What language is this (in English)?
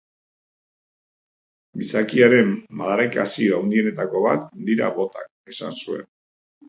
Basque